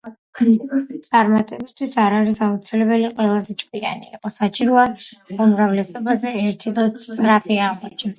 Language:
Georgian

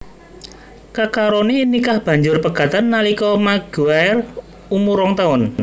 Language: Javanese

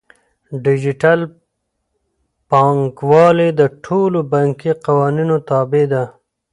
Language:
Pashto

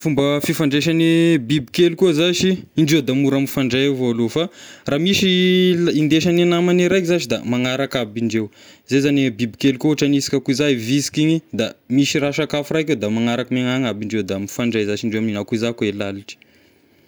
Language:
Tesaka Malagasy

